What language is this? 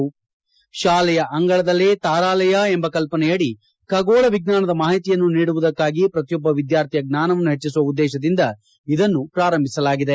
Kannada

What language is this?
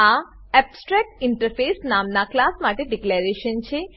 Gujarati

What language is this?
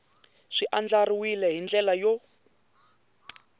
Tsonga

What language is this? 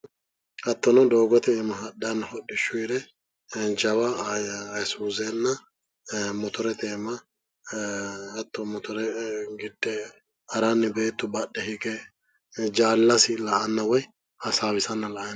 Sidamo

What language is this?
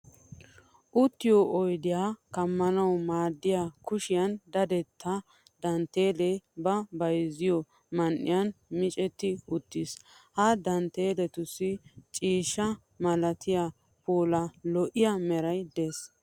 Wolaytta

